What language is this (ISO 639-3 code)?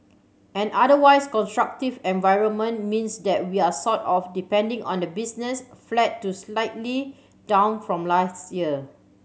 eng